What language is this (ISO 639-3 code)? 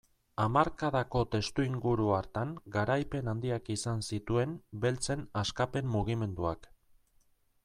eus